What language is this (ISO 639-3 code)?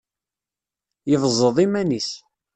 kab